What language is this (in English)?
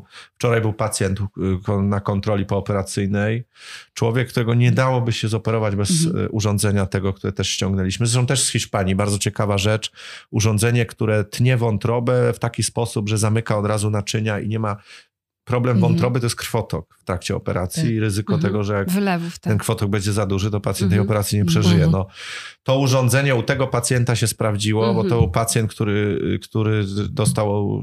Polish